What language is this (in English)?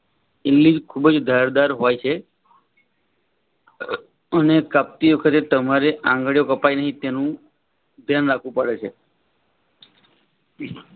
Gujarati